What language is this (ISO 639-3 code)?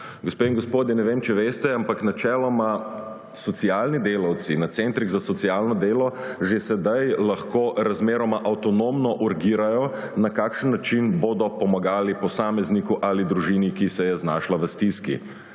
slv